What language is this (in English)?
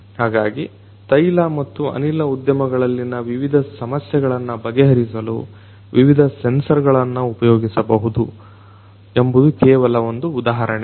Kannada